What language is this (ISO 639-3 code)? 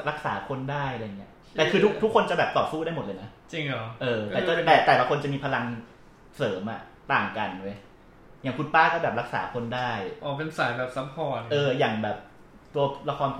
tha